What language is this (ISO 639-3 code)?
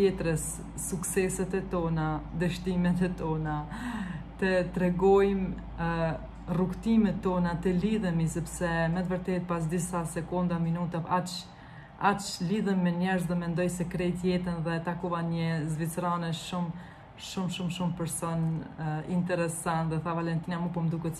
ron